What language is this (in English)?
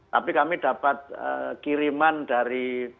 Indonesian